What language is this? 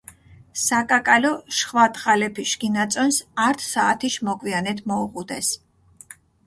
Mingrelian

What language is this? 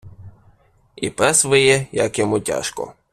Ukrainian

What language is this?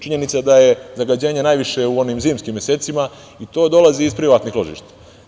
Serbian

